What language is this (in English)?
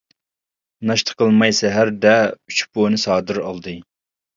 Uyghur